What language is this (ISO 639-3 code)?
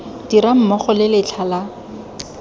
tsn